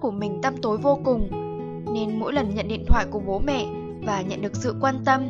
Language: Vietnamese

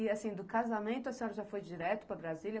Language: Portuguese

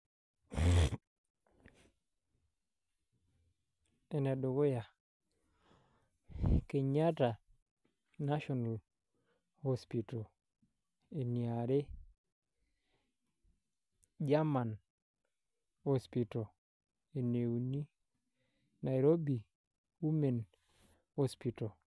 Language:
Masai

